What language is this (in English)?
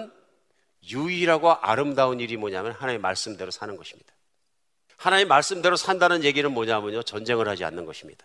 Korean